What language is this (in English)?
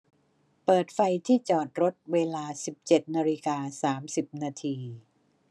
Thai